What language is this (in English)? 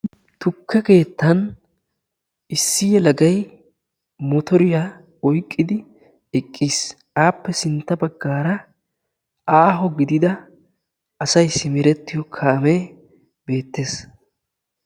Wolaytta